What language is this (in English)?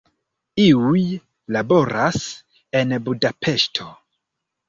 Esperanto